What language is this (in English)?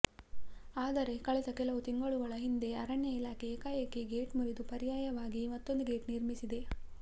Kannada